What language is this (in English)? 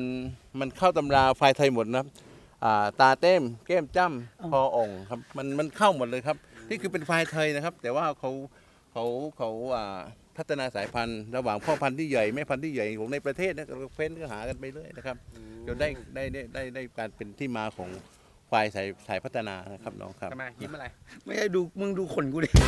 Thai